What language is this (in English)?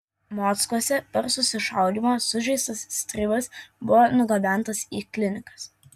Lithuanian